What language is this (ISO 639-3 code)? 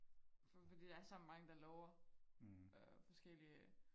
dan